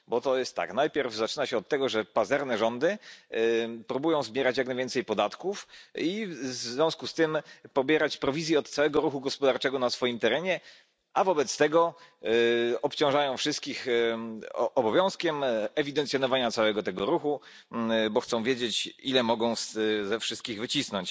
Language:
Polish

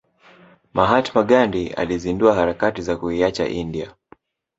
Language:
Swahili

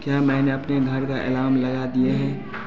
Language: Hindi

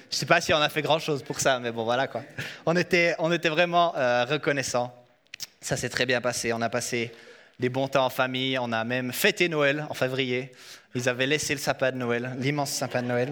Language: French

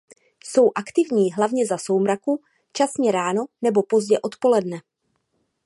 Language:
Czech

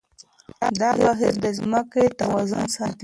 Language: Pashto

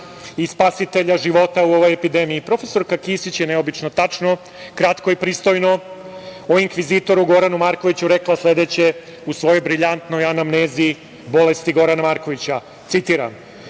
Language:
Serbian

